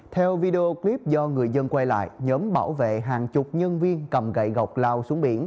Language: Vietnamese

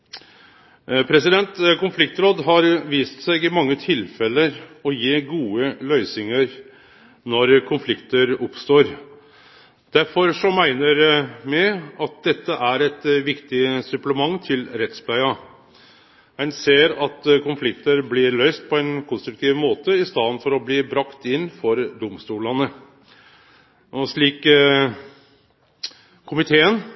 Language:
Norwegian Nynorsk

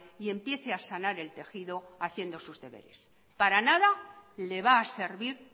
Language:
Spanish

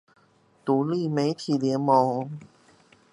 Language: Chinese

